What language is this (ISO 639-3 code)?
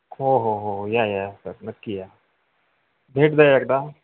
mar